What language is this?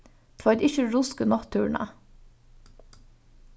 Faroese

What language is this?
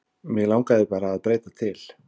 Icelandic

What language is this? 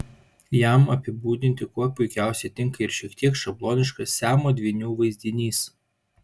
Lithuanian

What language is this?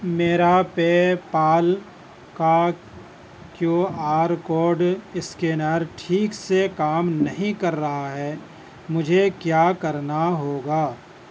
Urdu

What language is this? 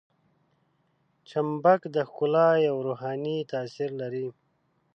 Pashto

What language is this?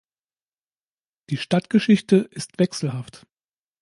German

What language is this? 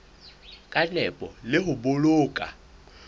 Southern Sotho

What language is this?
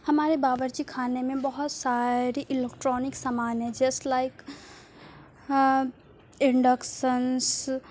Urdu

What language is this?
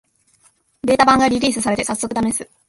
Japanese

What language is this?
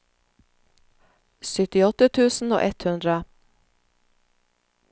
Norwegian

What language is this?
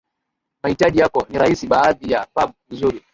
Swahili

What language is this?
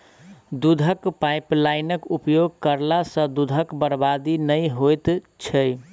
Maithili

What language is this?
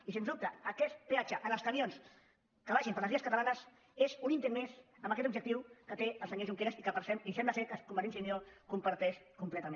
Catalan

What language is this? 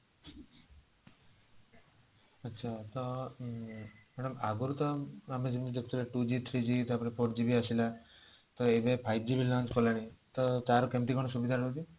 Odia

